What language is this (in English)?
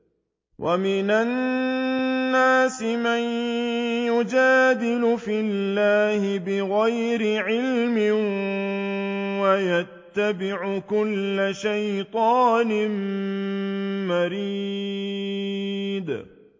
Arabic